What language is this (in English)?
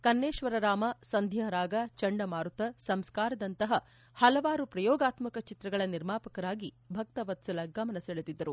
Kannada